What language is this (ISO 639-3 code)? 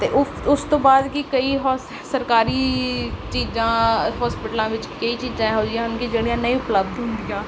pan